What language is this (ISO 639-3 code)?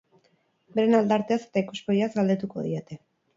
eus